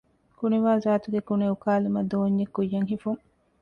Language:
Divehi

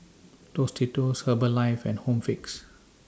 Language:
English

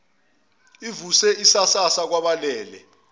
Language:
Zulu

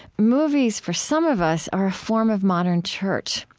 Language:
English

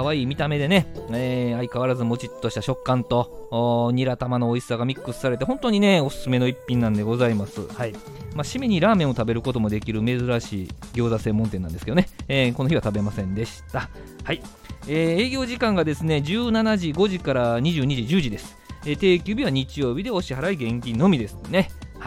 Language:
Japanese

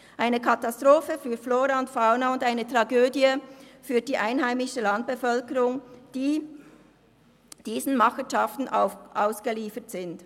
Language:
Swiss German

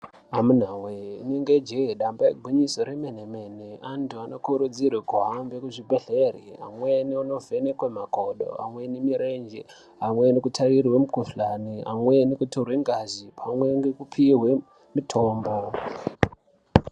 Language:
Ndau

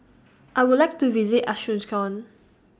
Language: English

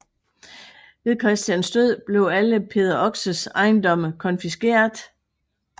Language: Danish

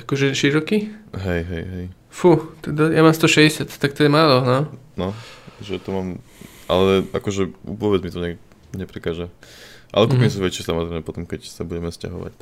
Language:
Slovak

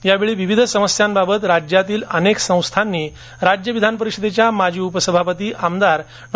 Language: Marathi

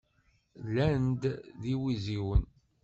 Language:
Kabyle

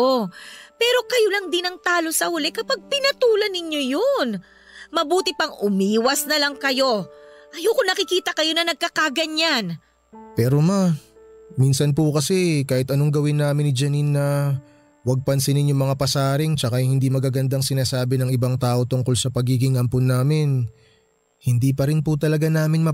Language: Filipino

